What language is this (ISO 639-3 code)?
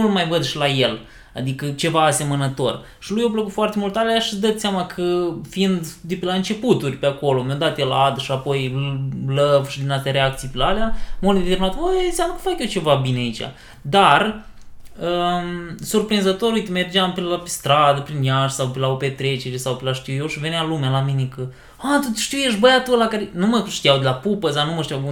ron